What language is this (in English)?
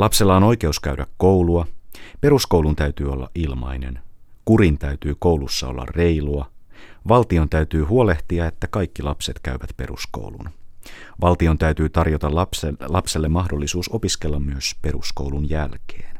Finnish